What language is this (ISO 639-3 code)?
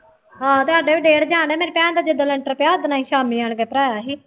pan